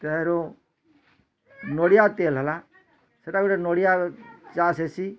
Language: Odia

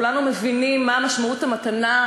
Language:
Hebrew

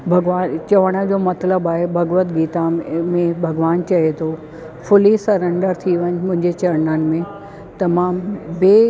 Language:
Sindhi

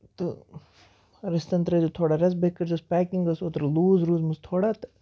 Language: Kashmiri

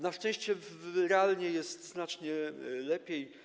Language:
Polish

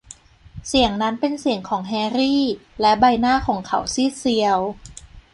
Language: Thai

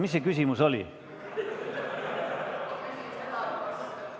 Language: Estonian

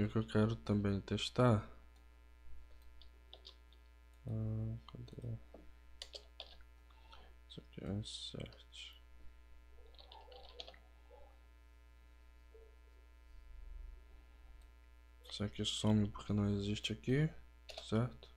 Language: Portuguese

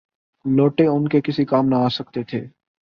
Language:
Urdu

